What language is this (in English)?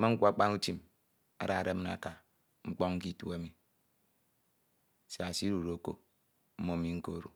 Ito